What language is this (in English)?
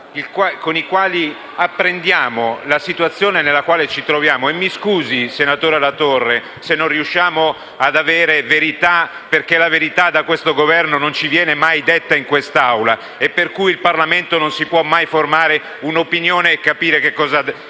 Italian